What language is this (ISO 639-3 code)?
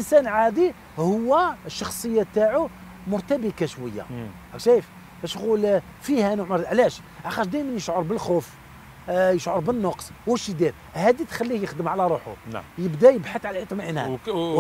ara